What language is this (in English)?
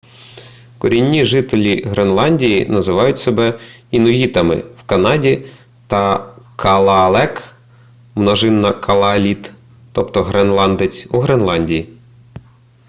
Ukrainian